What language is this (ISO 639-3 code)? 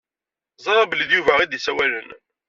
kab